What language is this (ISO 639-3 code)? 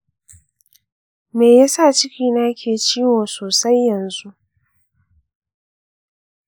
hau